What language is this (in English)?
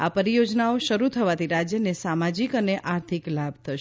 Gujarati